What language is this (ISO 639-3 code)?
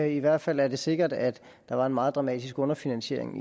dan